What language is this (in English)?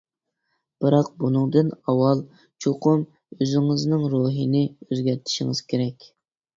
Uyghur